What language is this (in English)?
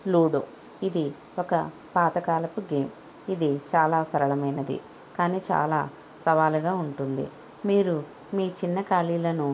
Telugu